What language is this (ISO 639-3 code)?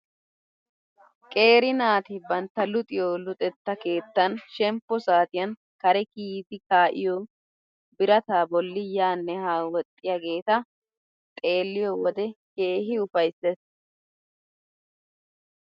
wal